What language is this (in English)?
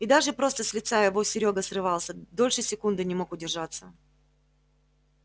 Russian